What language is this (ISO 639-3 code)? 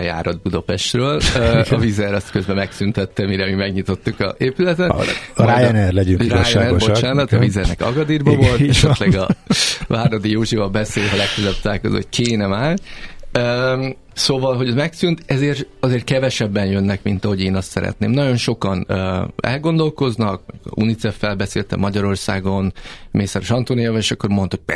hun